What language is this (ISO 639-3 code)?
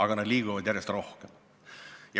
est